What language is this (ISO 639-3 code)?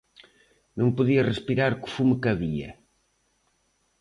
glg